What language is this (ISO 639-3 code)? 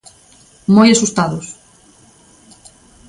glg